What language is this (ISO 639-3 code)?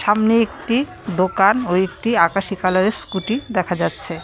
ben